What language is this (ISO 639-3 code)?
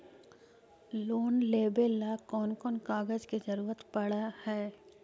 mag